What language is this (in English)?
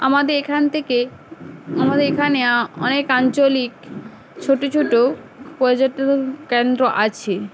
Bangla